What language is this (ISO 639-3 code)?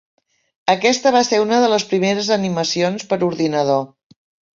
cat